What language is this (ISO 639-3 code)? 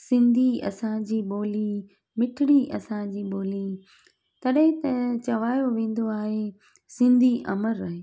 snd